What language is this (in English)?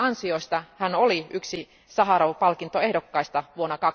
Finnish